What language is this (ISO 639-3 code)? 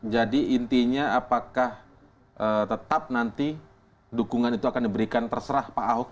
ind